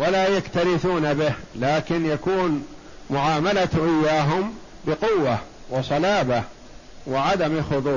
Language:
Arabic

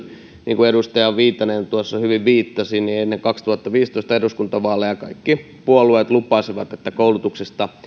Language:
Finnish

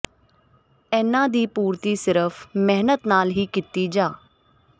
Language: Punjabi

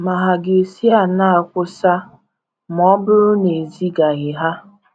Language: Igbo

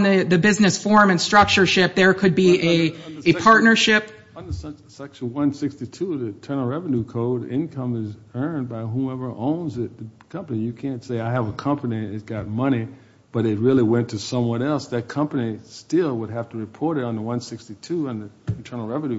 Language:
English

